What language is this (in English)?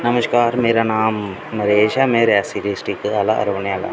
Dogri